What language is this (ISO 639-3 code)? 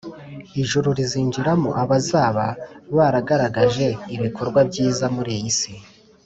kin